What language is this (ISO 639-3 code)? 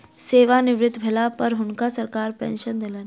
mai